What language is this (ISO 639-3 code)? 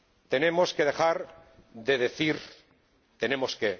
spa